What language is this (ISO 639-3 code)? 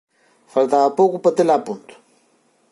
glg